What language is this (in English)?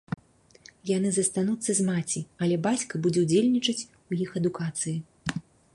Belarusian